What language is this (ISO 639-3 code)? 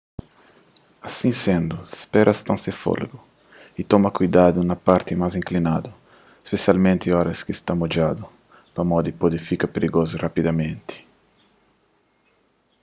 kea